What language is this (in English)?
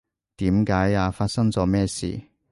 Cantonese